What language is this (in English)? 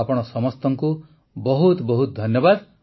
Odia